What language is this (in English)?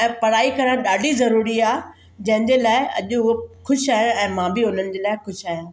Sindhi